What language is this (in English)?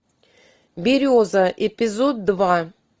Russian